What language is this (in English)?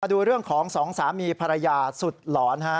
Thai